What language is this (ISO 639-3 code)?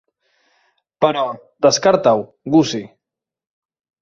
cat